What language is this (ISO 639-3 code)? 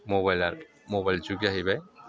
brx